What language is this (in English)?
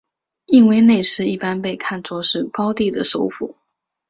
Chinese